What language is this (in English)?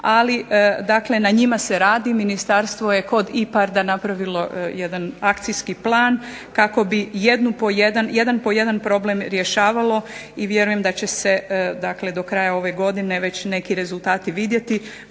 Croatian